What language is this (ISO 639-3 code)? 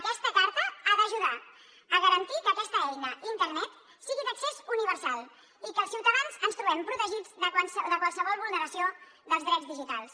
cat